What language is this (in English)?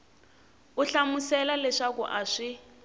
Tsonga